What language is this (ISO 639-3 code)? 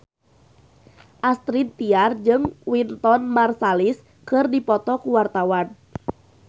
sun